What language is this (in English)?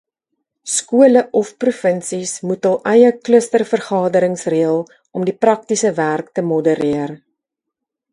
Afrikaans